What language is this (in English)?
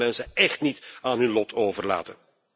Dutch